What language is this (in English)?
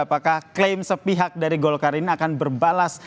Indonesian